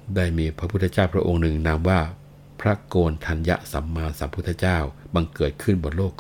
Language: Thai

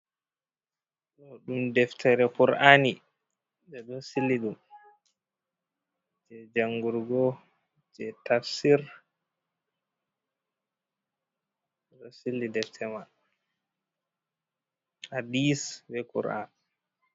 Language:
Fula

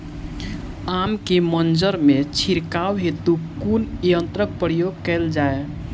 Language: Maithili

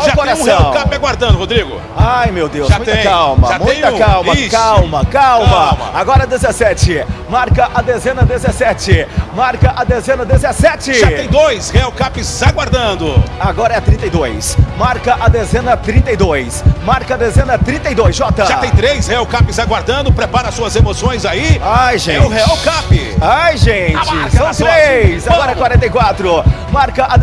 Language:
Portuguese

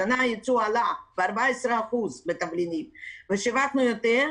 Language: Hebrew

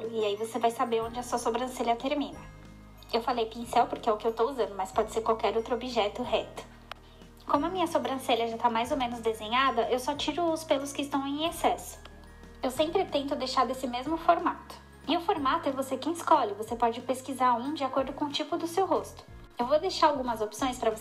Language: Portuguese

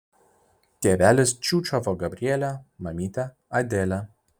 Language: Lithuanian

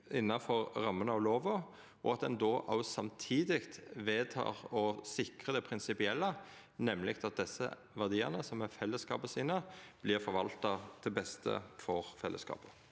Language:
Norwegian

